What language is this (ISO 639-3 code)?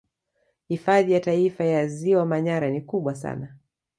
swa